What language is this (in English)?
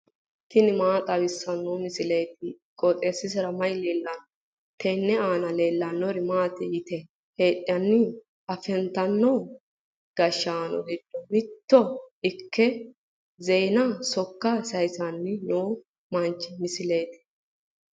Sidamo